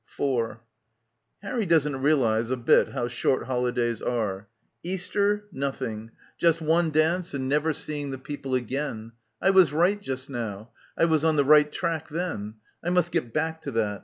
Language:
English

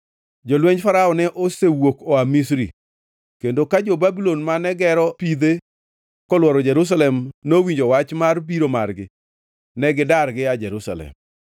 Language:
Luo (Kenya and Tanzania)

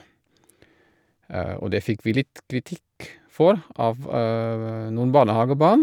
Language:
Norwegian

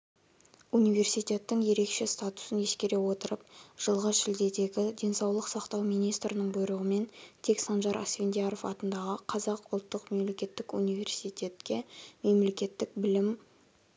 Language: Kazakh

